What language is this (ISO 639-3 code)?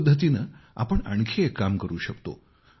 mar